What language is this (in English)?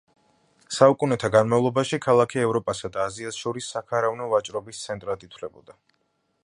Georgian